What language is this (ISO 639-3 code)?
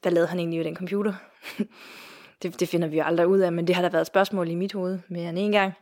dan